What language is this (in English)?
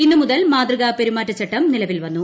Malayalam